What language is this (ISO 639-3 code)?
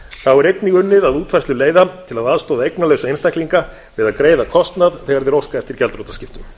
isl